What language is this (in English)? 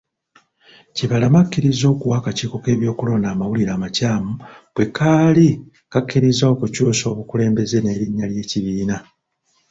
Ganda